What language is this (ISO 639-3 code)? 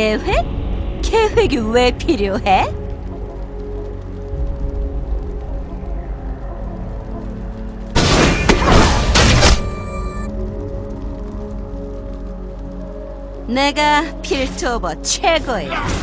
kor